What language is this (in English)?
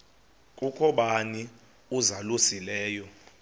Xhosa